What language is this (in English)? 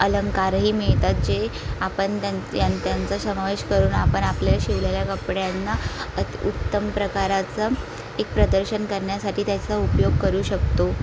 Marathi